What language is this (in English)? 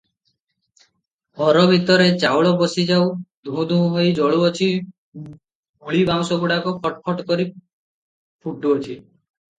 Odia